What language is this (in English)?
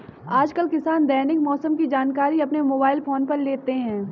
Hindi